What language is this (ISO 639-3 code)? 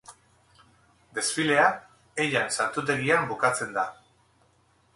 eus